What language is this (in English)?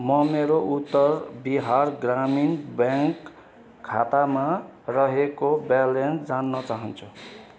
Nepali